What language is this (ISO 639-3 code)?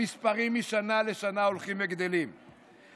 heb